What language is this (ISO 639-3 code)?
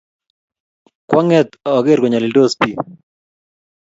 kln